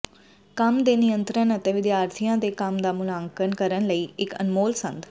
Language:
Punjabi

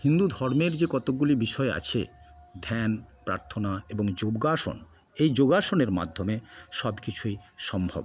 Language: Bangla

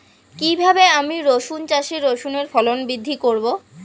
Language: Bangla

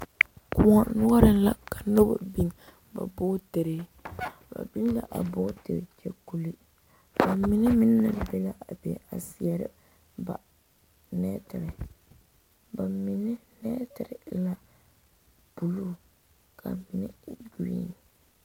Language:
Southern Dagaare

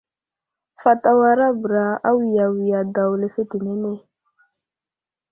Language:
Wuzlam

